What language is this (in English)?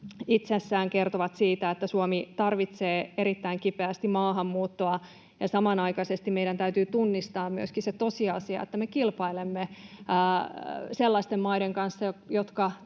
Finnish